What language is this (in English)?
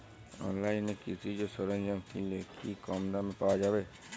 Bangla